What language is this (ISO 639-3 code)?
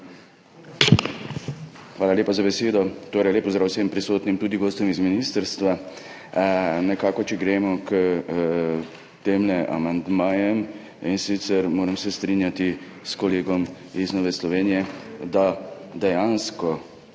slv